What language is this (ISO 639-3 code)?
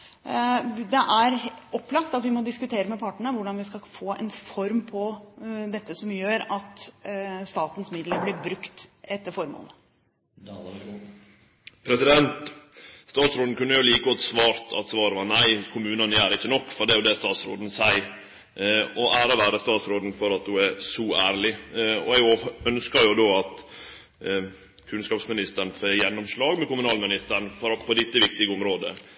nor